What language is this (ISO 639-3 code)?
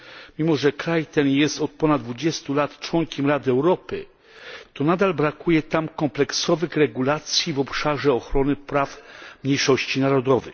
pol